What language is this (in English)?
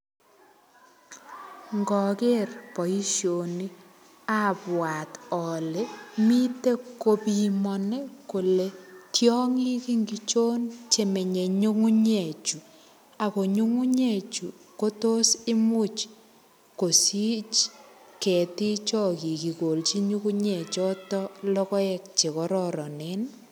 Kalenjin